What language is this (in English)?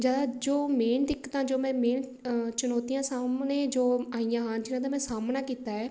Punjabi